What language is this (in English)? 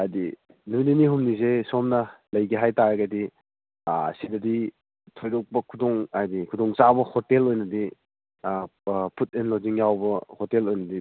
Manipuri